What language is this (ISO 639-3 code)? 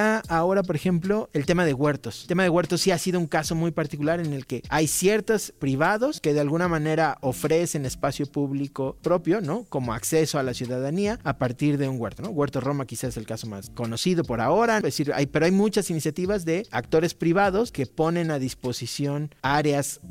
spa